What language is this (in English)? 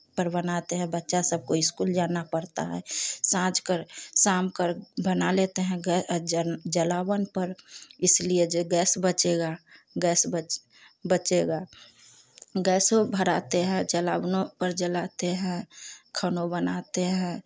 Hindi